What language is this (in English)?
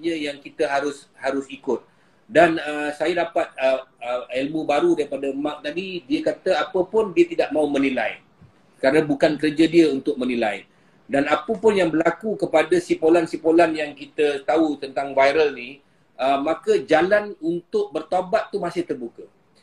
Malay